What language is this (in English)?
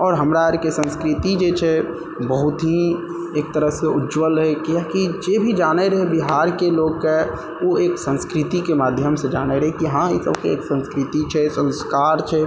Maithili